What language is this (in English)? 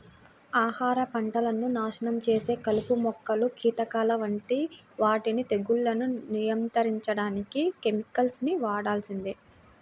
Telugu